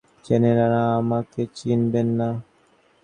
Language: Bangla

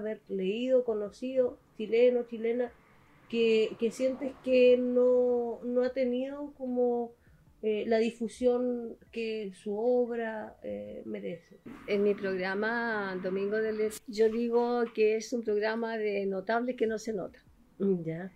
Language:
Spanish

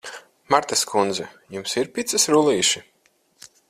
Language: Latvian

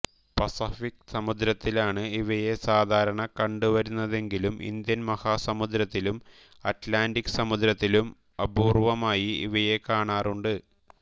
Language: Malayalam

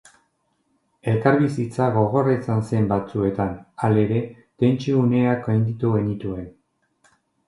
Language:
Basque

